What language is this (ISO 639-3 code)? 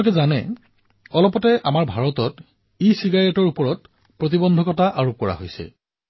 asm